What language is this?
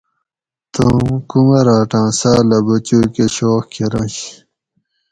Gawri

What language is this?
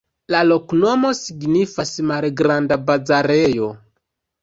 Esperanto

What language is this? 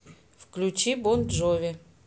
Russian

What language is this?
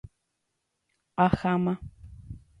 Guarani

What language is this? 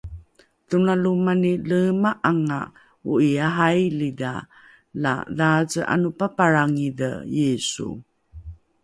Rukai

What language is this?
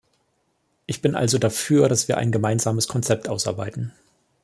German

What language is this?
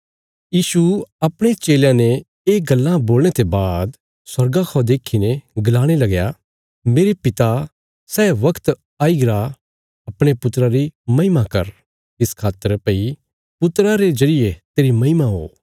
Bilaspuri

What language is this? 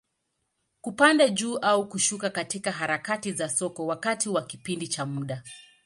Swahili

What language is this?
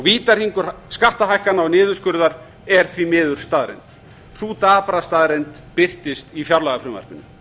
Icelandic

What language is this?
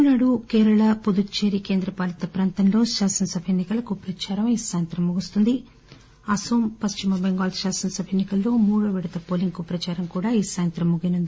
Telugu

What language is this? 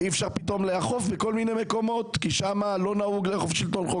Hebrew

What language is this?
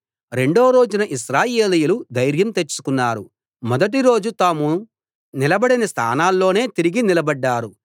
Telugu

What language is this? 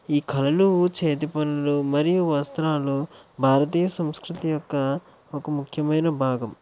Telugu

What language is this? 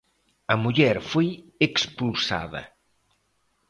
Galician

